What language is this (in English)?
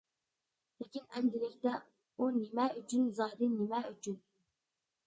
Uyghur